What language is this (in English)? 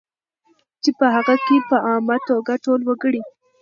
Pashto